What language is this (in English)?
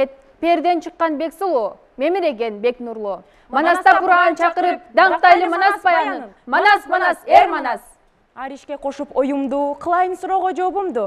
Turkish